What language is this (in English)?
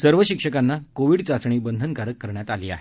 Marathi